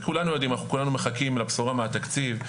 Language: Hebrew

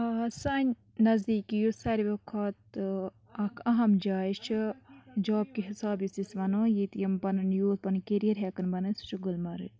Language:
Kashmiri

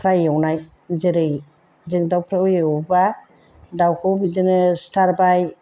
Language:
Bodo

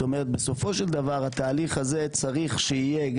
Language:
Hebrew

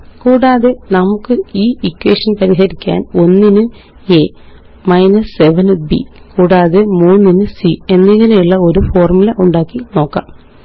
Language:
Malayalam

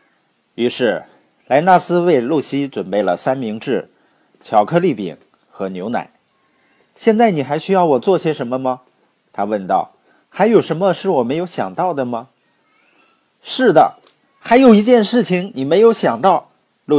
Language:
Chinese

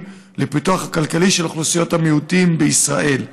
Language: Hebrew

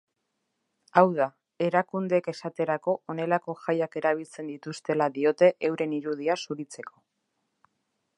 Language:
Basque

